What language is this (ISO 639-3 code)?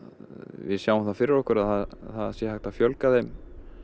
isl